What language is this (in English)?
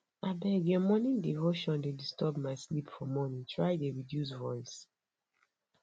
Nigerian Pidgin